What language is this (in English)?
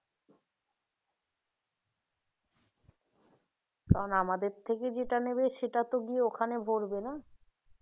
Bangla